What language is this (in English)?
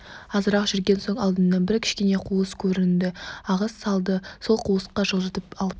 Kazakh